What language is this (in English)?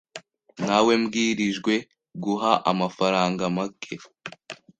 Kinyarwanda